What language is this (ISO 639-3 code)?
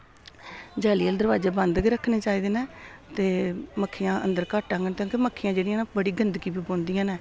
doi